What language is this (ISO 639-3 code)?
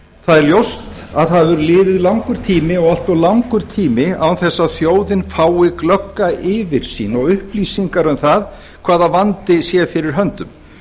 isl